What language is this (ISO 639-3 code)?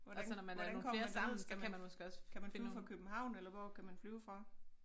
dan